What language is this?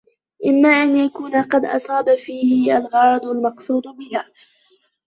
Arabic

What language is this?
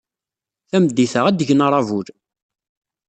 Kabyle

